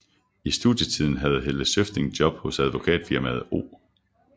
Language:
Danish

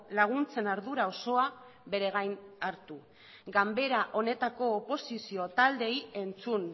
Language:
Basque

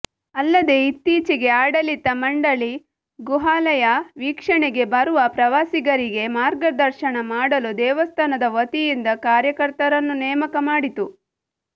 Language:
Kannada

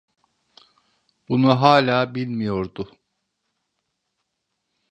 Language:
Turkish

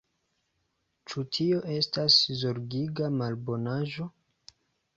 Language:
Esperanto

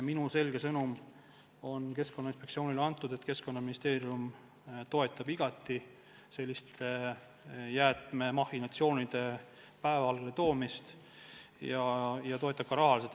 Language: Estonian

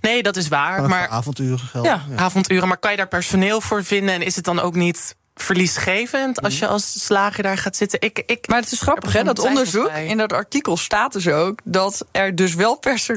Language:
Dutch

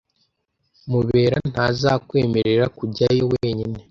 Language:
Kinyarwanda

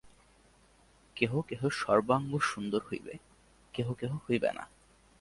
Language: Bangla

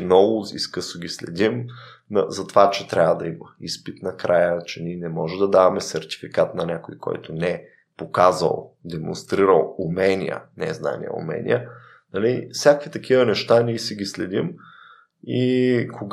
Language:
Bulgarian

